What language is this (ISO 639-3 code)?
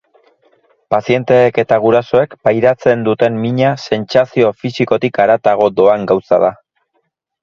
eus